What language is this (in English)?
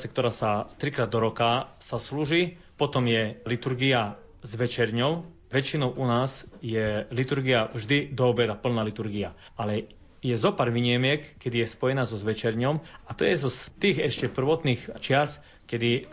Slovak